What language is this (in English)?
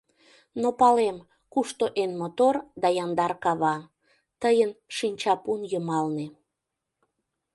Mari